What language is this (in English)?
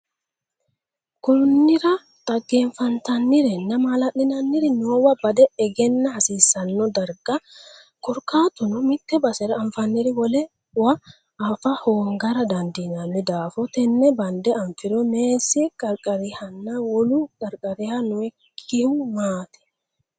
Sidamo